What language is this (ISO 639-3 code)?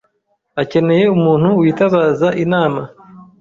kin